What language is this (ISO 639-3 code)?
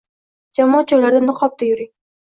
uzb